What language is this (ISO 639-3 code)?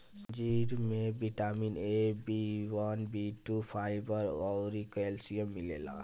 bho